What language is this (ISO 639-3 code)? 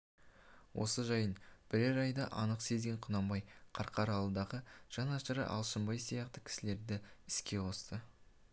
kaz